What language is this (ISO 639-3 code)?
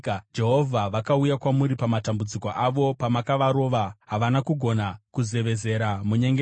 sna